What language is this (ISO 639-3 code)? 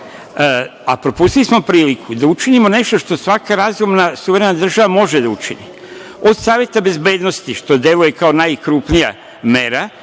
srp